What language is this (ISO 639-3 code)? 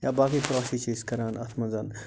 kas